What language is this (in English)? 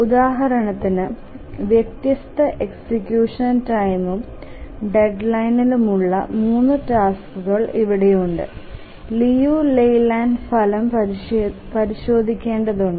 Malayalam